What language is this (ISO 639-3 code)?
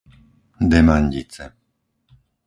slk